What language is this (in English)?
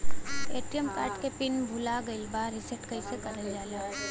Bhojpuri